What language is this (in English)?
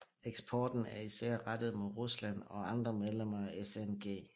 Danish